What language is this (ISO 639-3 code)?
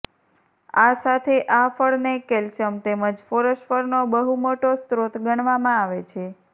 guj